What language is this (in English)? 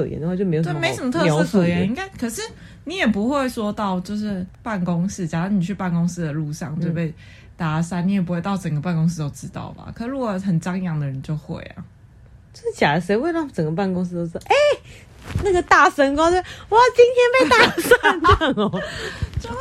Chinese